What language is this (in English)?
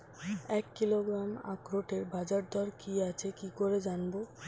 Bangla